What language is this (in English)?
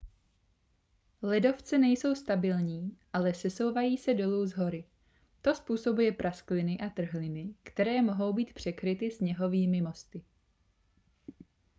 Czech